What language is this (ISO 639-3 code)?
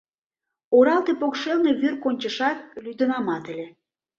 chm